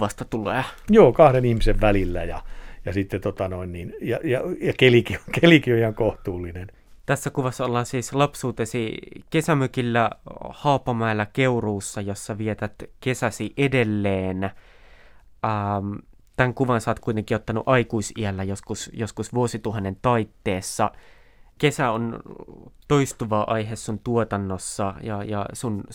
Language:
Finnish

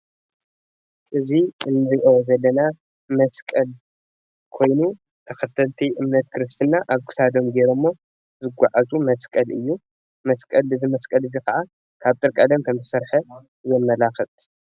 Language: Tigrinya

